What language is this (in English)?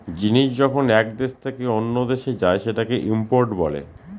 Bangla